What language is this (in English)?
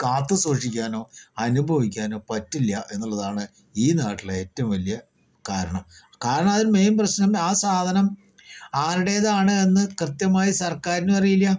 Malayalam